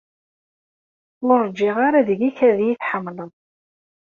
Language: Kabyle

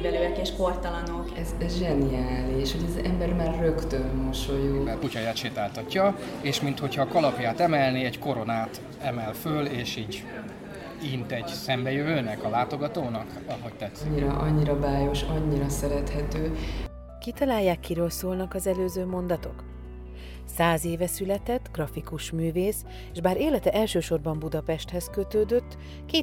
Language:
Hungarian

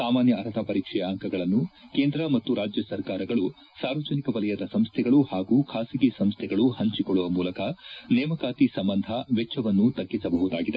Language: Kannada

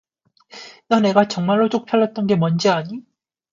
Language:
Korean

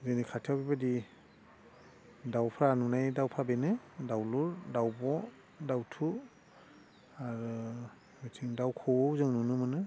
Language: Bodo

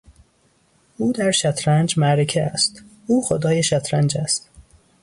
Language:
Persian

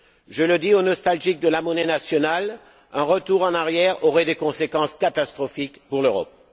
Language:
French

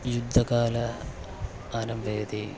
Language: Sanskrit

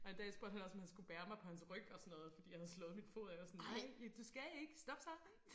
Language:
Danish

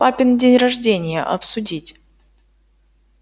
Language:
Russian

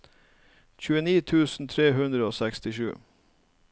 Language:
Norwegian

